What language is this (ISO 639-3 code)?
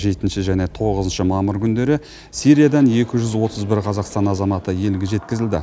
kaz